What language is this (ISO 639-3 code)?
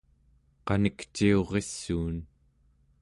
esu